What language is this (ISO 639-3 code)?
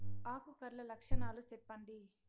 tel